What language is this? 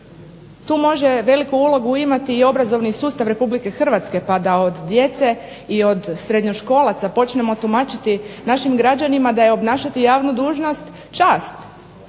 Croatian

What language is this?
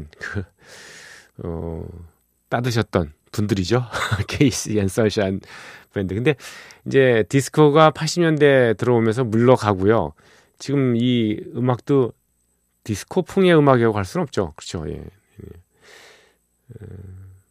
Korean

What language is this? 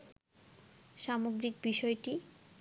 Bangla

